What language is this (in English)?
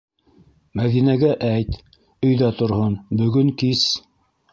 Bashkir